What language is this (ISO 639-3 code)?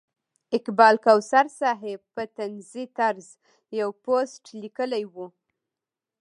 pus